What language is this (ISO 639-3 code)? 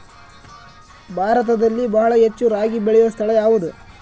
kan